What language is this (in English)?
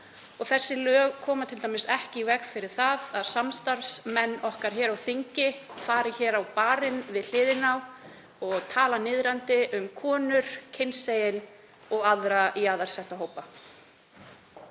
Icelandic